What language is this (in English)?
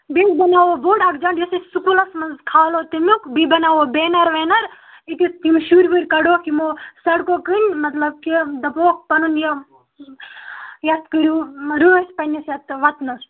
Kashmiri